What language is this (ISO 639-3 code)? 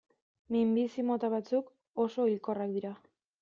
eus